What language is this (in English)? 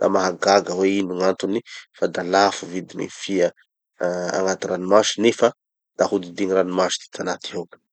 Tanosy Malagasy